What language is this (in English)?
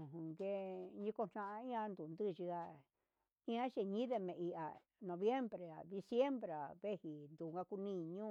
Huitepec Mixtec